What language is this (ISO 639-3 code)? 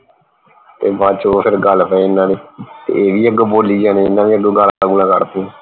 pan